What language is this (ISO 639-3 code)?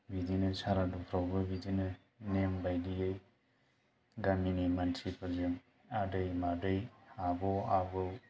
brx